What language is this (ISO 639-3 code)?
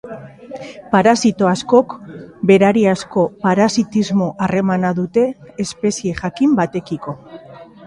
eus